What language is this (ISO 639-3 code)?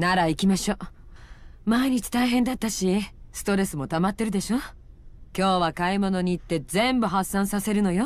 jpn